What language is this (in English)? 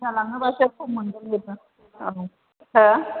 Bodo